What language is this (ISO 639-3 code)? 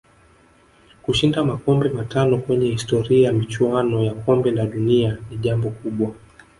swa